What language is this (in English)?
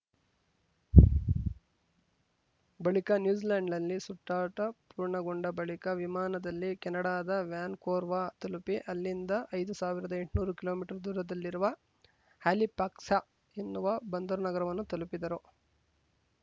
Kannada